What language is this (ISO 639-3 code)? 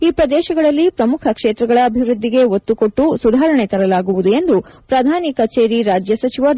kan